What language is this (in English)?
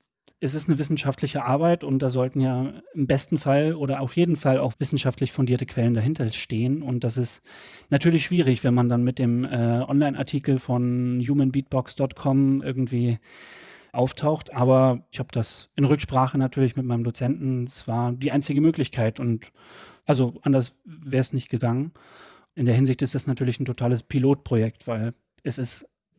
German